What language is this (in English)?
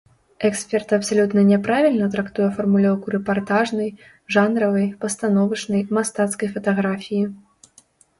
Belarusian